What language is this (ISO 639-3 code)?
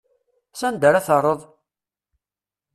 kab